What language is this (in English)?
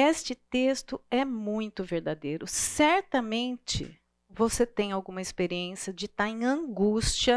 Portuguese